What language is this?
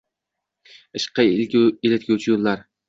Uzbek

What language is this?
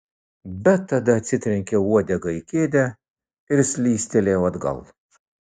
Lithuanian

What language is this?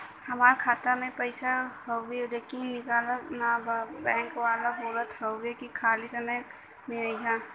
Bhojpuri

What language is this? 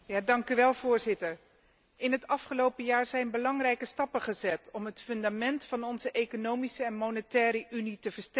Dutch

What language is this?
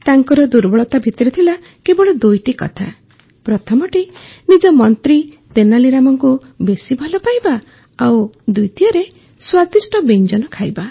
Odia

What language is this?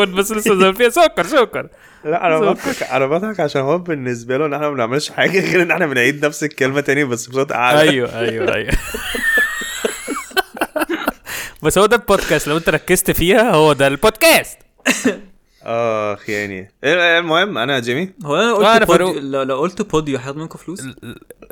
Arabic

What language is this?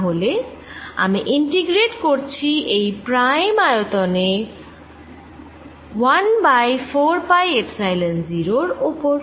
Bangla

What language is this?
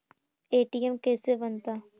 Magahi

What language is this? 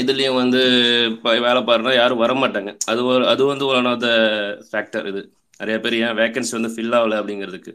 Tamil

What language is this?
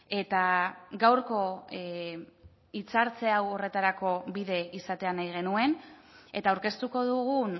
Basque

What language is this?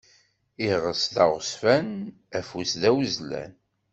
Kabyle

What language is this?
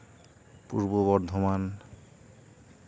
Santali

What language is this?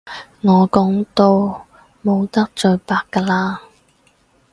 Cantonese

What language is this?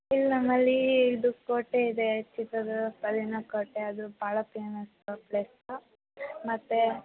Kannada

